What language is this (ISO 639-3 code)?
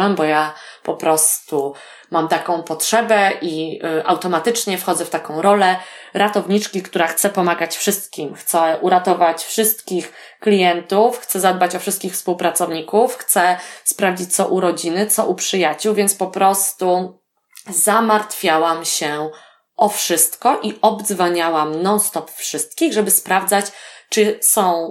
pol